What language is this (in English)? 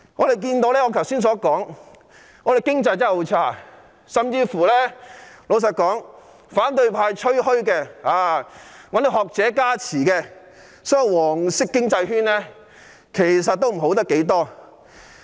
Cantonese